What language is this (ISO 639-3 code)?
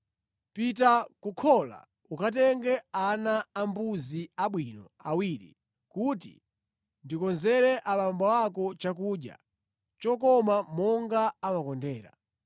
nya